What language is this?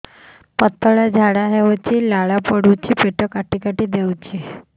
Odia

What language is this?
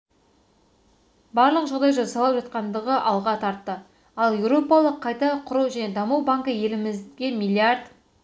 Kazakh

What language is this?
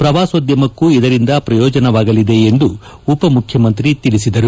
Kannada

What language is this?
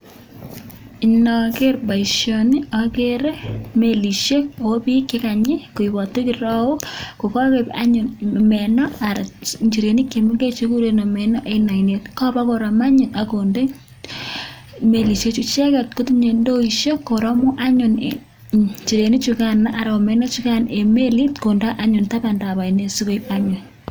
Kalenjin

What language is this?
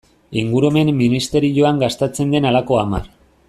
Basque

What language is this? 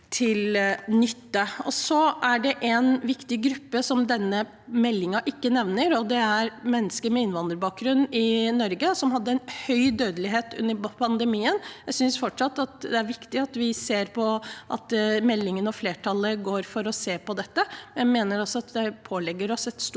Norwegian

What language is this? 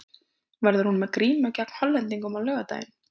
Icelandic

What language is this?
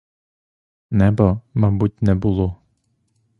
Ukrainian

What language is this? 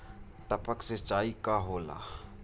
Bhojpuri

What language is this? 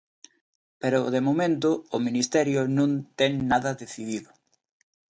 Galician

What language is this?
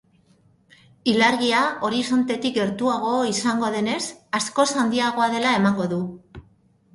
Basque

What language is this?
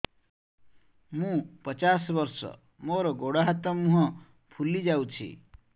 Odia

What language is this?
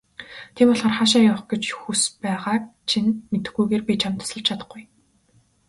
Mongolian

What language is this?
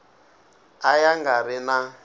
Tsonga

